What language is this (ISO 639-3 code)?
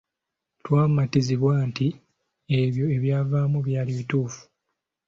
lug